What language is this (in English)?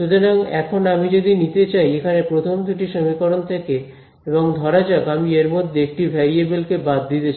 Bangla